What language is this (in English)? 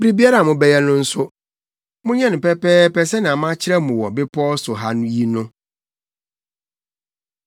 Akan